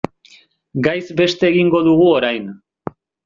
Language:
Basque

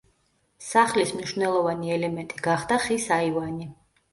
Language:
Georgian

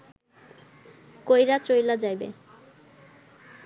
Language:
Bangla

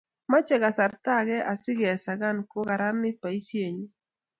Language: Kalenjin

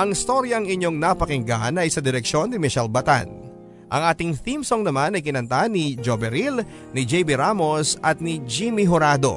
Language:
Filipino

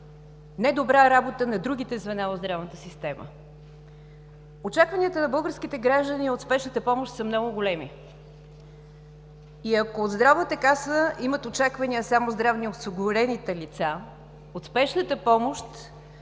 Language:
Bulgarian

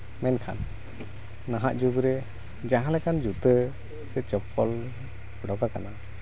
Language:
Santali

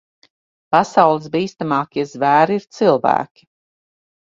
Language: Latvian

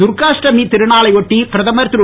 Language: Tamil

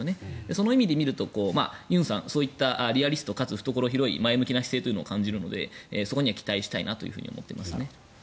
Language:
Japanese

